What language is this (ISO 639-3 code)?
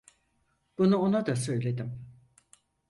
tur